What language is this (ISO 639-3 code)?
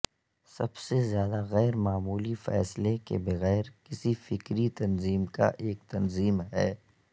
urd